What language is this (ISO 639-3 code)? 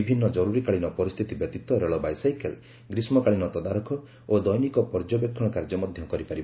ori